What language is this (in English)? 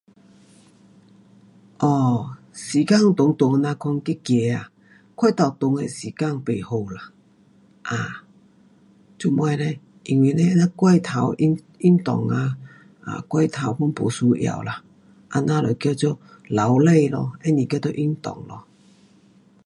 Pu-Xian Chinese